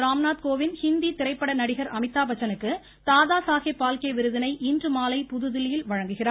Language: Tamil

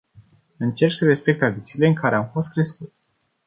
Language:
Romanian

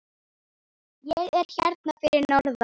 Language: Icelandic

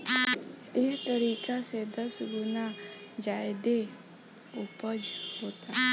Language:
Bhojpuri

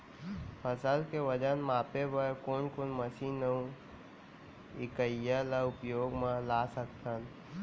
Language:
Chhattisgarhi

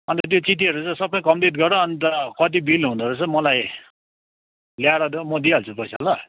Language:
Nepali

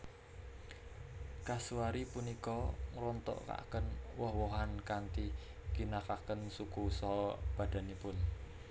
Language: Javanese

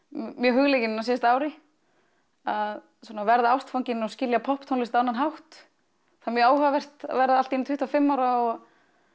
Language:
Icelandic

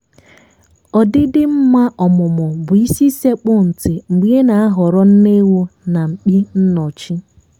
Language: Igbo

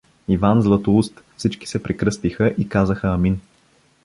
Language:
Bulgarian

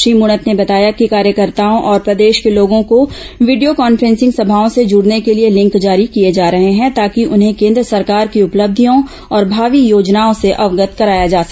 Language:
Hindi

